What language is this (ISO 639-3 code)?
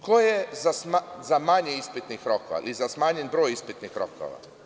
srp